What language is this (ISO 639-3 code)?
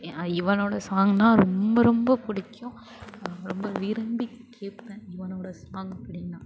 tam